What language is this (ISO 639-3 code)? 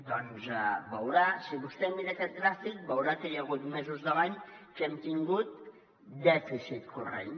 cat